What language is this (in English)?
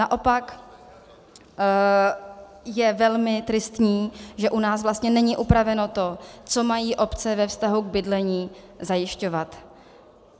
Czech